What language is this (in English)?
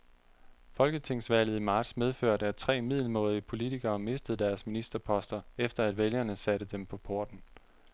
Danish